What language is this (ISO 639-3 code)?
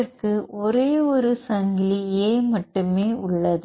tam